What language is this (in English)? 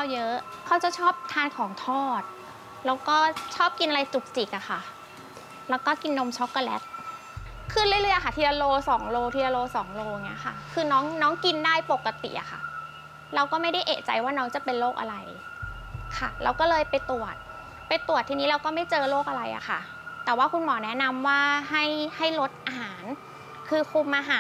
Thai